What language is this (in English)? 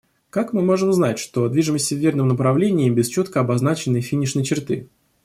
Russian